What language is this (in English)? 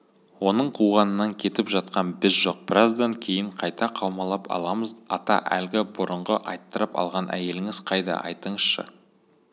Kazakh